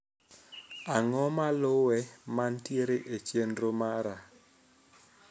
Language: Luo (Kenya and Tanzania)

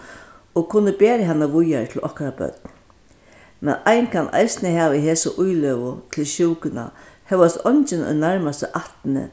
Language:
Faroese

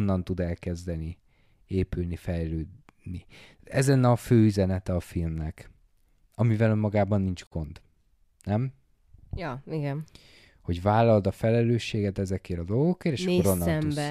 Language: Hungarian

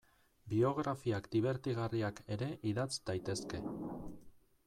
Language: Basque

